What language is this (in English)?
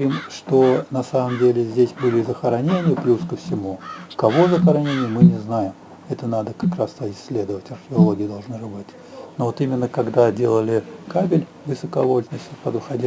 Russian